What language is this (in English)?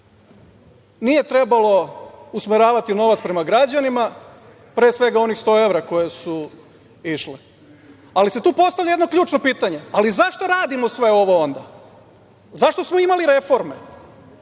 Serbian